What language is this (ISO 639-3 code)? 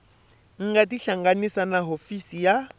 tso